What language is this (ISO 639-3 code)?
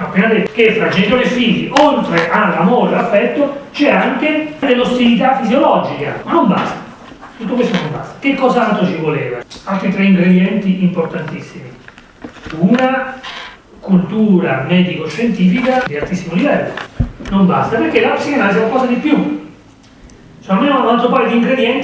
ita